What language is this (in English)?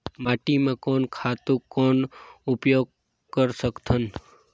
Chhattisgarhi